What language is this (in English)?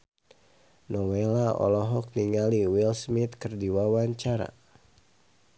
Sundanese